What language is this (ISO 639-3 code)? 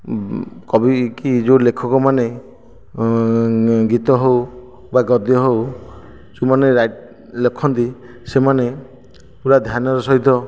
ori